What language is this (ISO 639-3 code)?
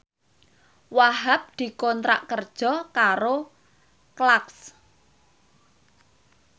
jav